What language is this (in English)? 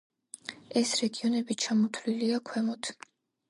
Georgian